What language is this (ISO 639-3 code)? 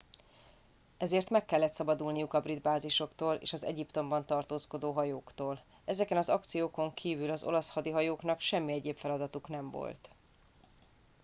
hun